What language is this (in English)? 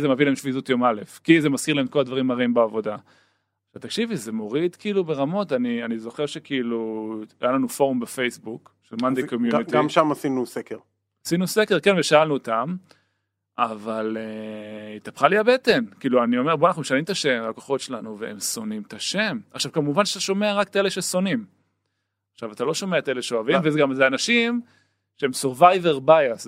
Hebrew